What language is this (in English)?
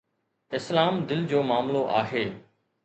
Sindhi